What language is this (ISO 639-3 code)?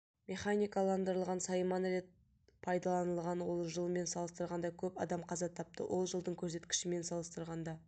kaz